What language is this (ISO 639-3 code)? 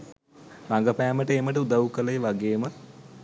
sin